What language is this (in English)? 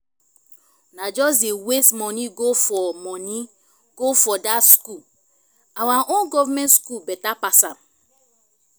Nigerian Pidgin